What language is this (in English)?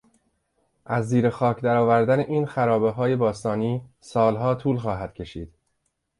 Persian